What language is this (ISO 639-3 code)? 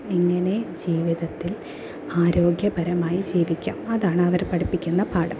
mal